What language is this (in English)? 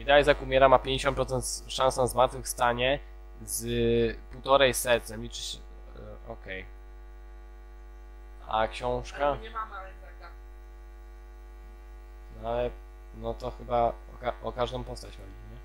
Polish